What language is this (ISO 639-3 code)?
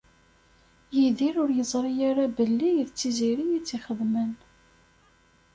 kab